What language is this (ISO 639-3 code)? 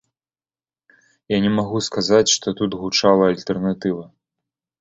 bel